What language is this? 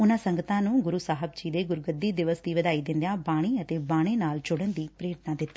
Punjabi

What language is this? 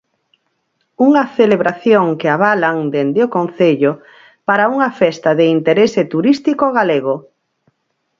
Galician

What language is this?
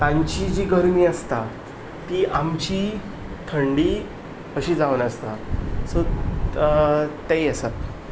Konkani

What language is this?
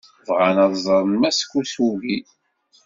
Kabyle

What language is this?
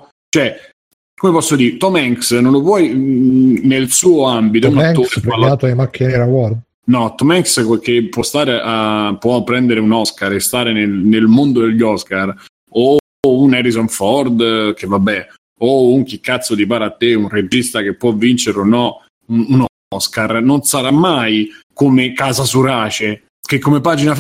Italian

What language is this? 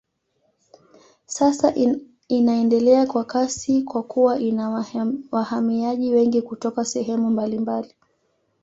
Swahili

